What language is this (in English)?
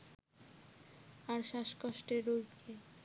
Bangla